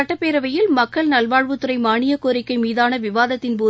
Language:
Tamil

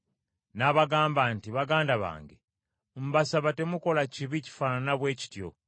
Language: Ganda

